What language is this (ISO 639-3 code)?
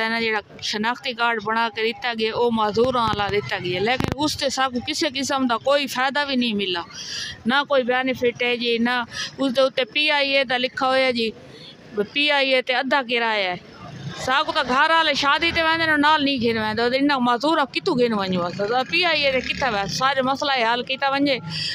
fil